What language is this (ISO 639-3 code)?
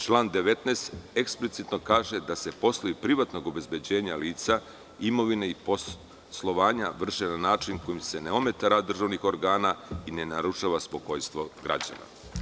srp